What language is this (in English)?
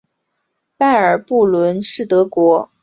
Chinese